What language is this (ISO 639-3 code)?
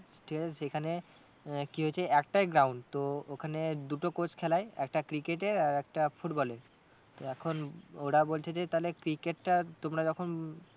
ben